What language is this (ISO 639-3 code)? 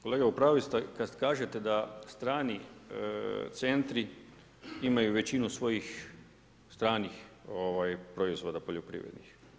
hrv